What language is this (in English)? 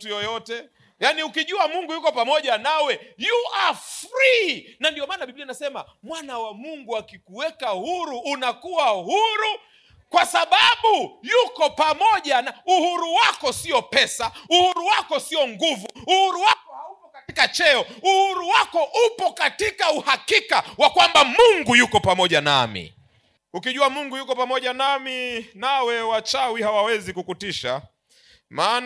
Swahili